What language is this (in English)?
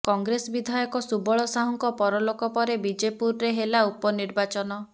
Odia